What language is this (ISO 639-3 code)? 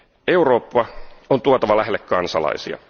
fin